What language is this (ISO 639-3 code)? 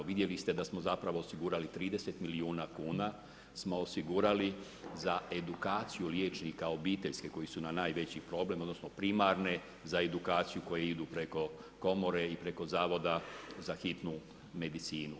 hrv